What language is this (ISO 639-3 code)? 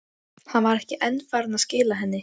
isl